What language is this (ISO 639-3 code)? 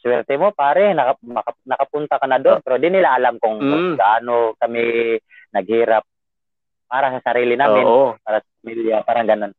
fil